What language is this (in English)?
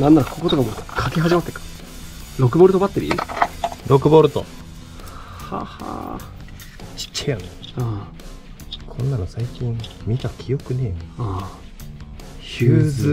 Japanese